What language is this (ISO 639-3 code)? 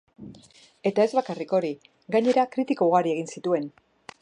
eus